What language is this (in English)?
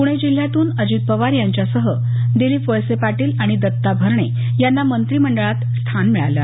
Marathi